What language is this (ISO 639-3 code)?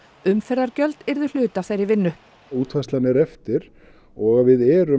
isl